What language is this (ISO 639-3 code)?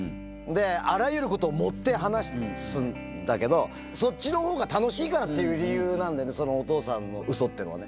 jpn